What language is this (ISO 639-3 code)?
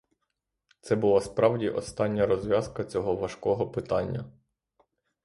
ukr